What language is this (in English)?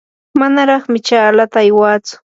Yanahuanca Pasco Quechua